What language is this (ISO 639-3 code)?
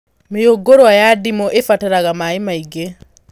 kik